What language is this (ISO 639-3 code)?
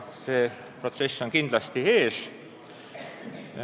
est